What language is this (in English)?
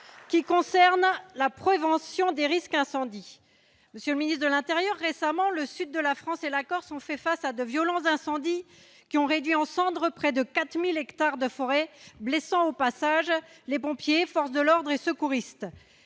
French